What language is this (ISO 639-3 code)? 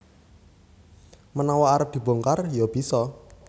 jav